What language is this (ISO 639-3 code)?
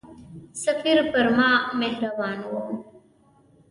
pus